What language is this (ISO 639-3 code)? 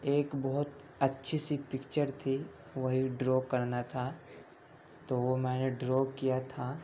urd